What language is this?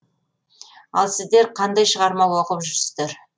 Kazakh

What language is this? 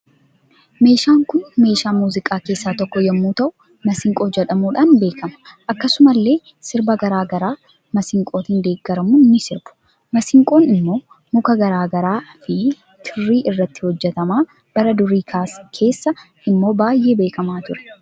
Oromo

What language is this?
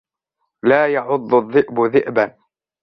Arabic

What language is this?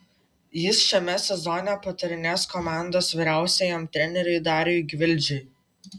Lithuanian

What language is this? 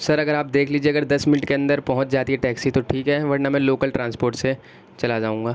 Urdu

